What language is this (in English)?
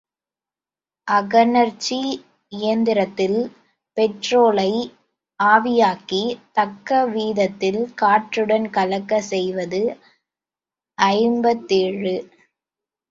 Tamil